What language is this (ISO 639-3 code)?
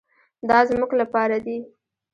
pus